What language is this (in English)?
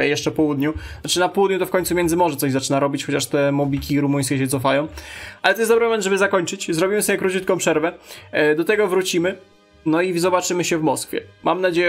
Polish